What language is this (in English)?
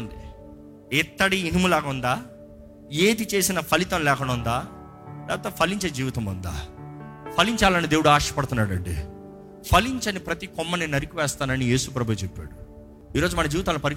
Telugu